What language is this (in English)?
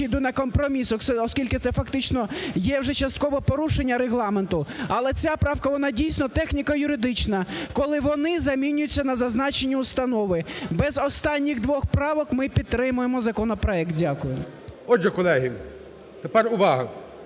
Ukrainian